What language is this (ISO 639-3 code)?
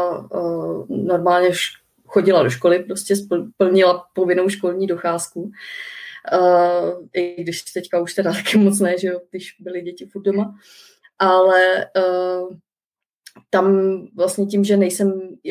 ces